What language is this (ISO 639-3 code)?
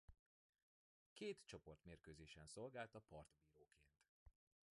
hun